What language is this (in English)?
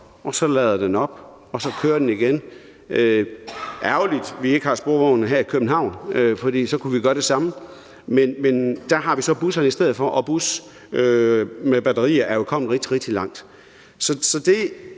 Danish